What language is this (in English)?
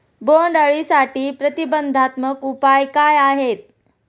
Marathi